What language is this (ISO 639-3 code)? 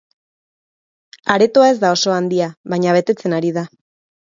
eus